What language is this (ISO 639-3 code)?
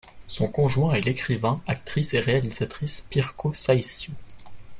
fra